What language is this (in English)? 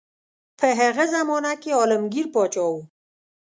Pashto